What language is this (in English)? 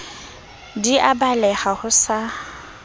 Southern Sotho